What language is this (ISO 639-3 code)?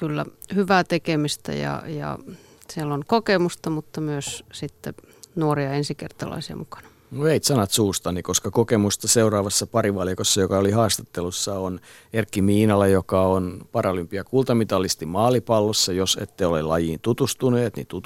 fin